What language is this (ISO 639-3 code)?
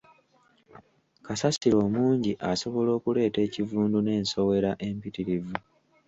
lug